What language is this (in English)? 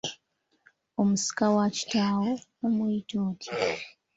Ganda